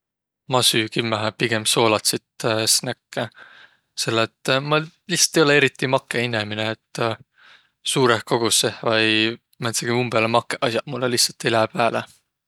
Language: Võro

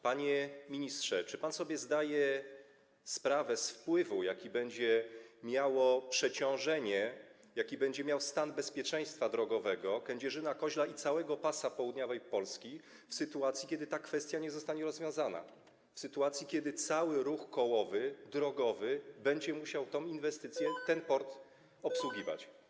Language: Polish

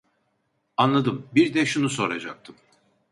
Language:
Turkish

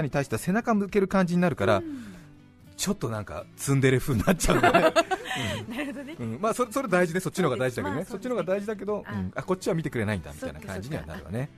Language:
Japanese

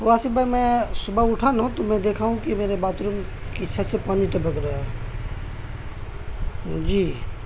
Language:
Urdu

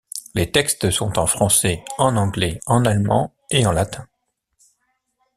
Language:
French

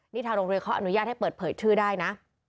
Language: Thai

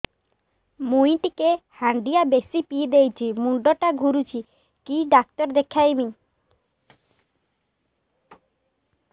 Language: Odia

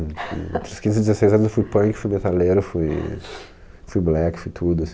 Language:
Portuguese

